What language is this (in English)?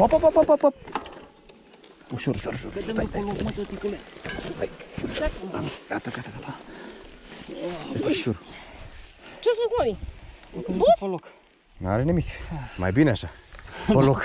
Romanian